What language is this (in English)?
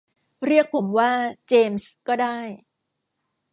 Thai